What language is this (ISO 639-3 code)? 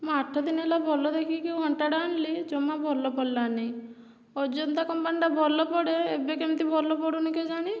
ori